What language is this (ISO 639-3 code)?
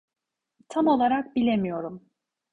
tur